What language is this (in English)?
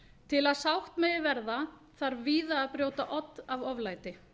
Icelandic